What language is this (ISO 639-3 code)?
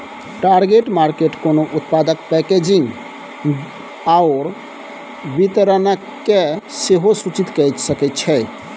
mai